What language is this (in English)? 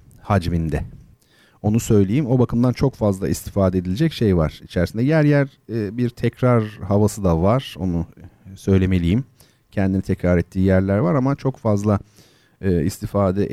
Turkish